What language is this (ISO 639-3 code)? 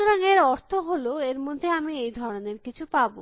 ben